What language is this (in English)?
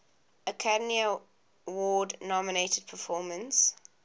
English